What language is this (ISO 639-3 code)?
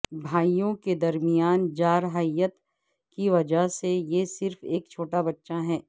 urd